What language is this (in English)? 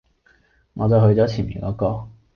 Cantonese